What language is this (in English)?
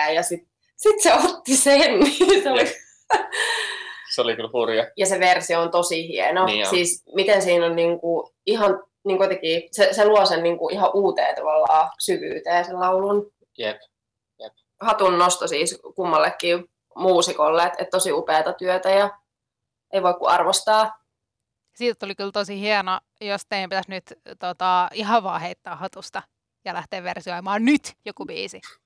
Finnish